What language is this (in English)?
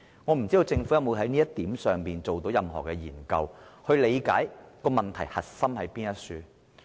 Cantonese